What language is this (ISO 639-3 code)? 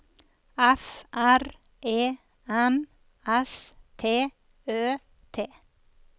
nor